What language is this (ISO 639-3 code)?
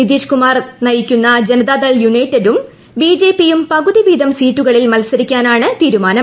mal